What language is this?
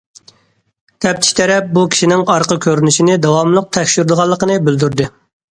Uyghur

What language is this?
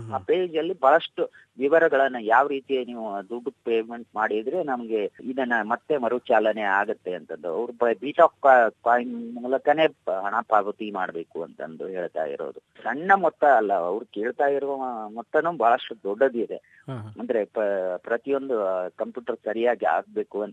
Kannada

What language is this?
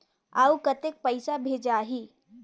Chhattisgarhi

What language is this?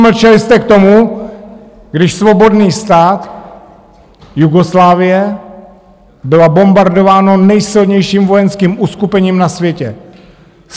Czech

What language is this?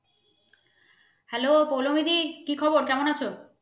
Bangla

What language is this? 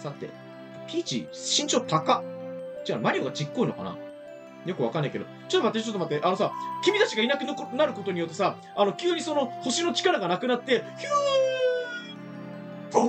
Japanese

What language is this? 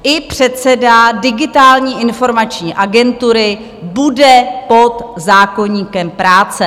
Czech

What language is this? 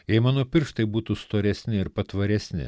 Lithuanian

